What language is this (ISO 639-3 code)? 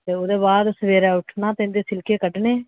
doi